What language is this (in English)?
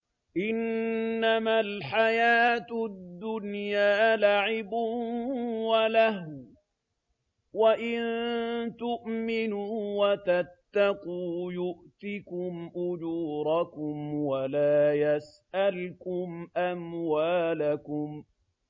Arabic